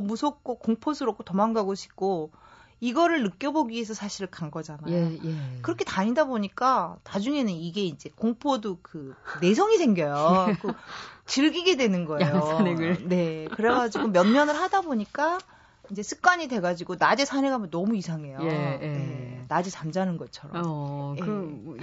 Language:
Korean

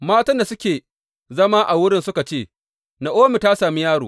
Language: Hausa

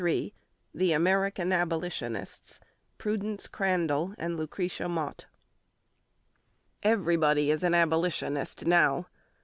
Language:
English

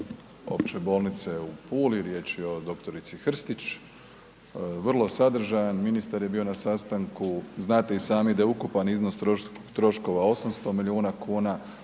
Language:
Croatian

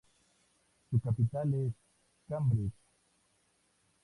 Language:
Spanish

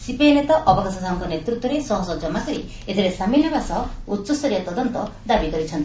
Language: Odia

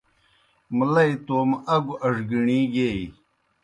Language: Kohistani Shina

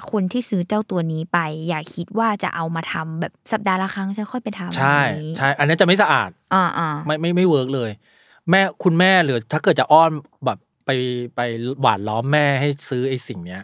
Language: Thai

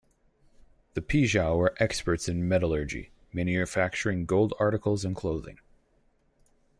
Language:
English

